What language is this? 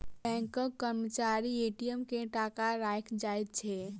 Maithili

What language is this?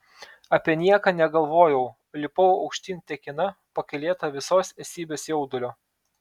Lithuanian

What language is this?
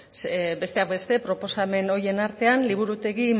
Basque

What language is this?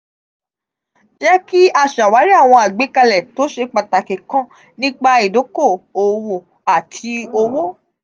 Yoruba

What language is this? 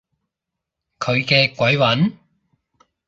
Cantonese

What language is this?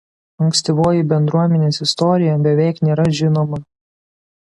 Lithuanian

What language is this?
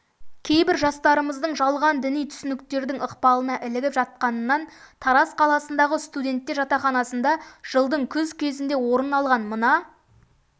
Kazakh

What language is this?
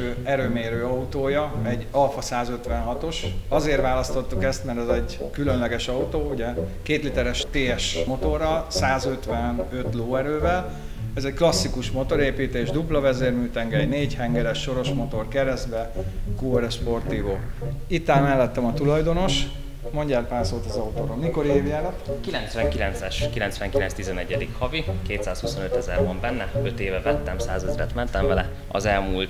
Hungarian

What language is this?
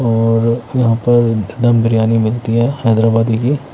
Hindi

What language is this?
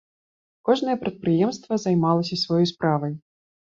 Belarusian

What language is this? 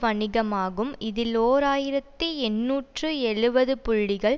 Tamil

